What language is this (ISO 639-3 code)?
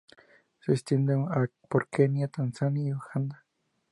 spa